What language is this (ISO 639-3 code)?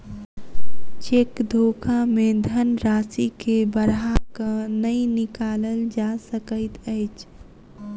mai